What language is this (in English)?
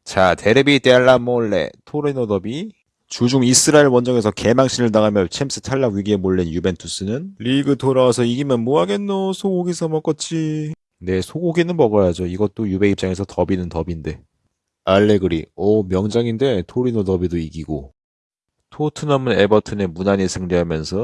Korean